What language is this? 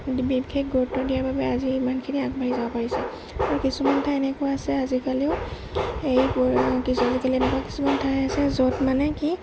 Assamese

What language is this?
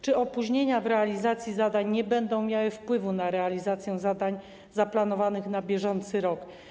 Polish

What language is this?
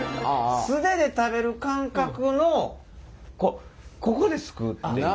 Japanese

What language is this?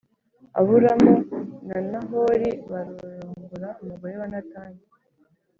Kinyarwanda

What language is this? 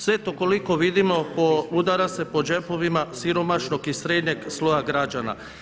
Croatian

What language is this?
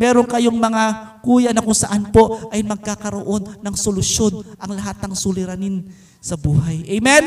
Filipino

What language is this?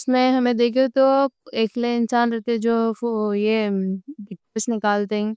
Deccan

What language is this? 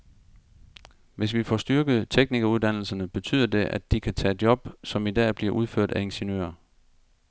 Danish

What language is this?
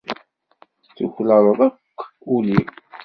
Kabyle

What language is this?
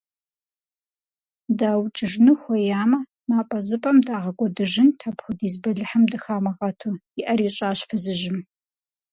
Kabardian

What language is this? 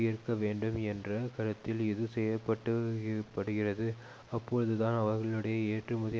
Tamil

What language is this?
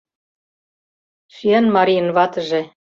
Mari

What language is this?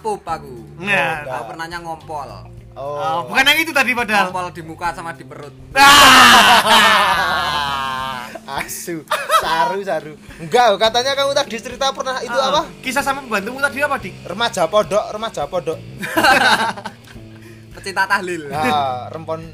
Indonesian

